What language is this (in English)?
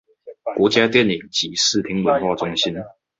Chinese